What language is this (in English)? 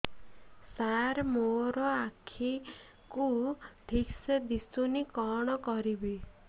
Odia